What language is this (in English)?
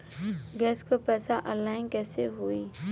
Bhojpuri